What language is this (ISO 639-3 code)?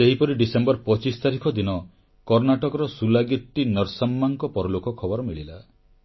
ori